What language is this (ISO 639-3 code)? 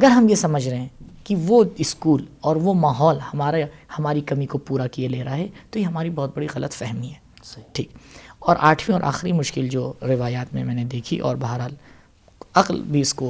urd